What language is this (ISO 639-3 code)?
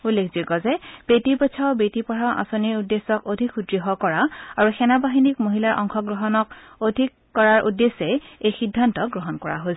asm